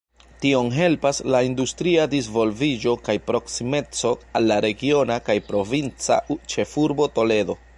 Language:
Esperanto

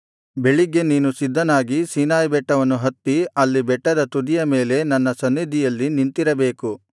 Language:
Kannada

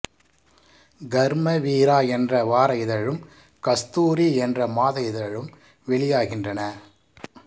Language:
Tamil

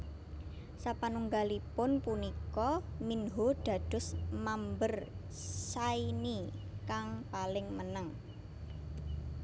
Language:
Javanese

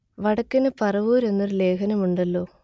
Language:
Malayalam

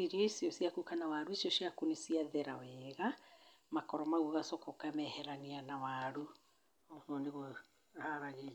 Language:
Kikuyu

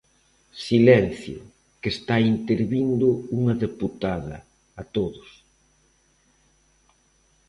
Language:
Galician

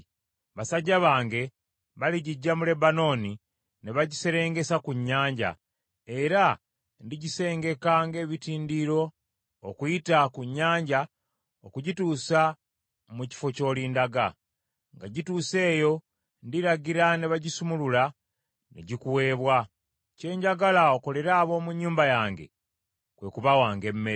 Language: Ganda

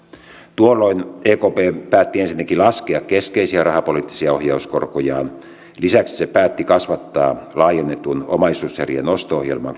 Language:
Finnish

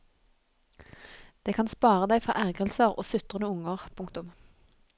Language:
Norwegian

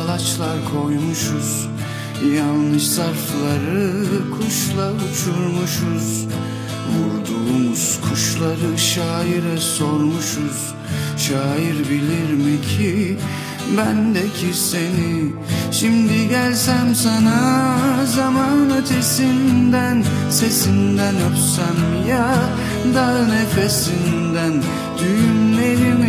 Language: Turkish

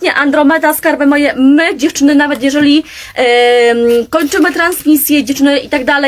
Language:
Polish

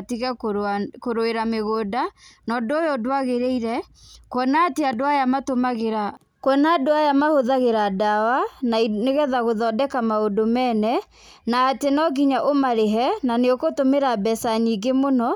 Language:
Kikuyu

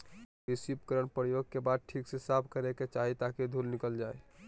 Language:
Magahi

